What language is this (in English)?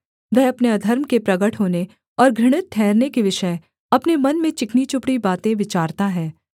Hindi